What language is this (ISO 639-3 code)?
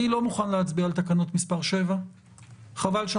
heb